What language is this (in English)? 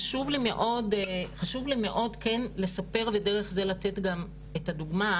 Hebrew